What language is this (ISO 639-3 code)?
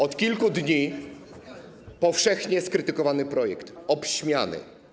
pol